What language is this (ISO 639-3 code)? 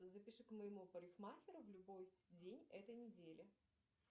rus